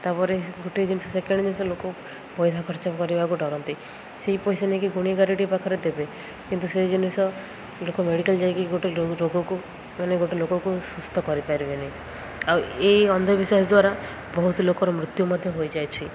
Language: Odia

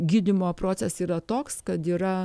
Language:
Lithuanian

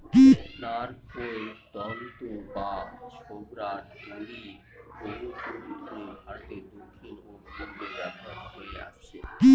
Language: Bangla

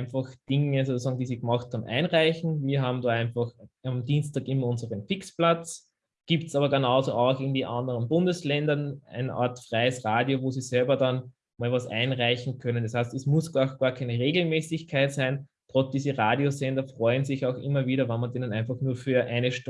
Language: German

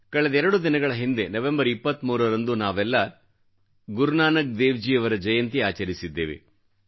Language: Kannada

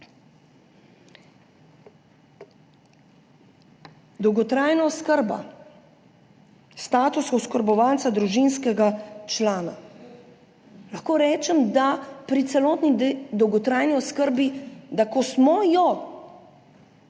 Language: Slovenian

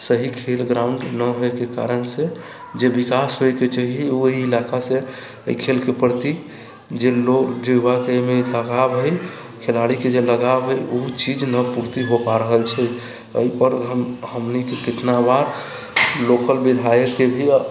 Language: Maithili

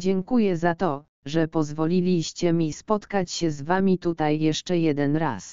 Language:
Polish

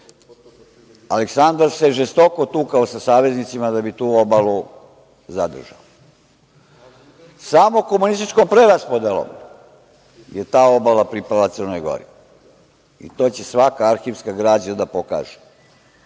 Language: Serbian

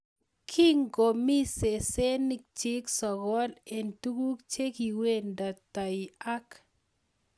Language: Kalenjin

